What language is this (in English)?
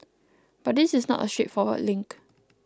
English